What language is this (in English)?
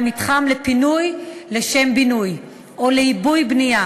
Hebrew